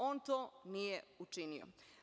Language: Serbian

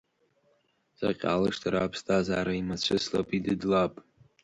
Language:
Abkhazian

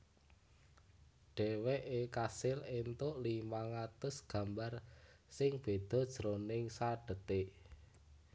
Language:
Javanese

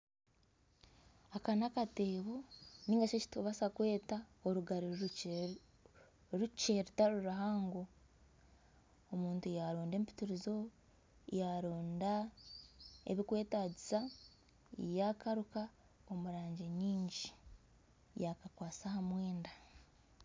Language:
Nyankole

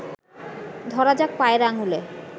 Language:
Bangla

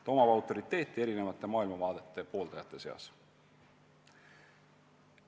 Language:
Estonian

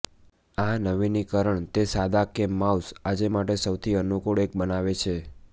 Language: Gujarati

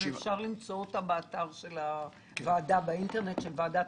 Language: Hebrew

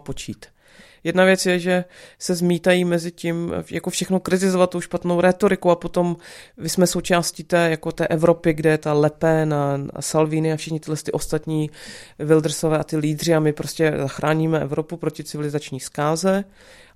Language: Czech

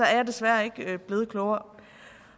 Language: Danish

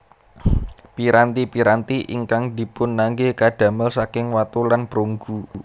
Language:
Javanese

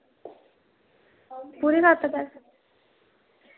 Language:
Dogri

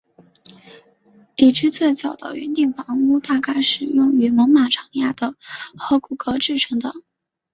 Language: Chinese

